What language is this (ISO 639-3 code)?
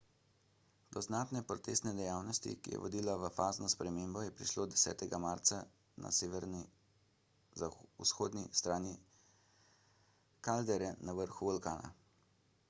slv